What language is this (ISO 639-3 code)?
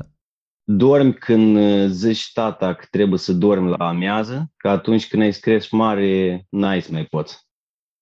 ron